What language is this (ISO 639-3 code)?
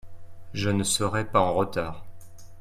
fra